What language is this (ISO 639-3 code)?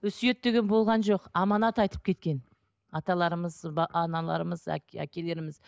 kaz